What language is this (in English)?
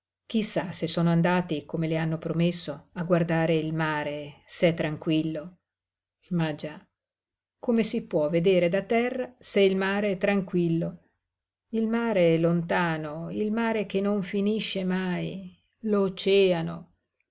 Italian